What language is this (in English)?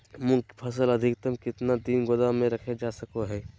Magahi